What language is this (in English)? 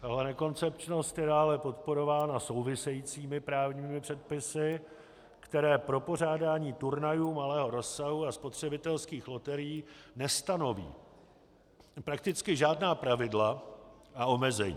Czech